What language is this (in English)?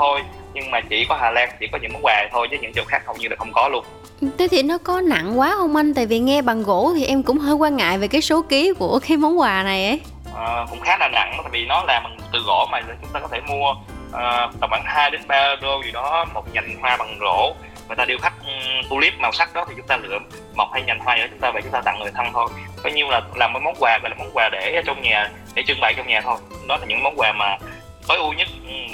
Vietnamese